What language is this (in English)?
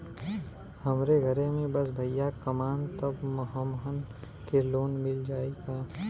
Bhojpuri